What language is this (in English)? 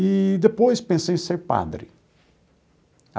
Portuguese